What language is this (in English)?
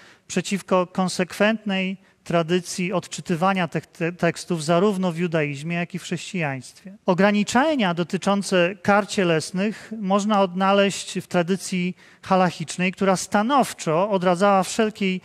Polish